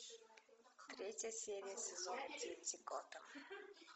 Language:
Russian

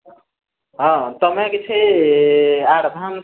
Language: Odia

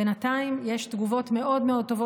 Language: Hebrew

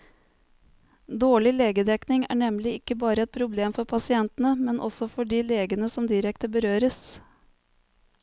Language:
Norwegian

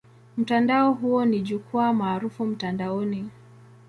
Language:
Swahili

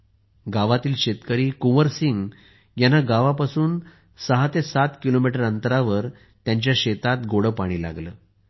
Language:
Marathi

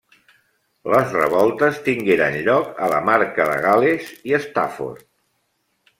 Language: Catalan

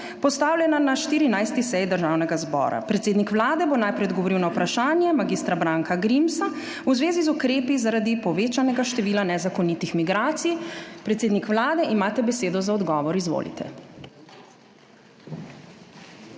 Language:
Slovenian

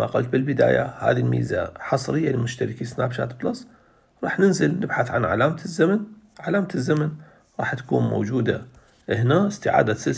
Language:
Arabic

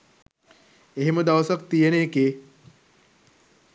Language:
Sinhala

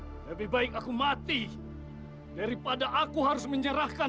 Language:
Indonesian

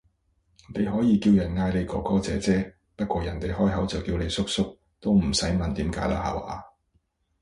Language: Cantonese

